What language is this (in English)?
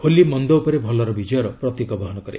Odia